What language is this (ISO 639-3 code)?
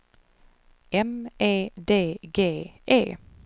swe